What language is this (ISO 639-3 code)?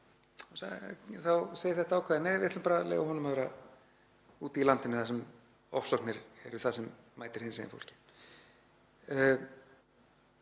isl